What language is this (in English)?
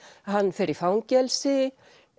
Icelandic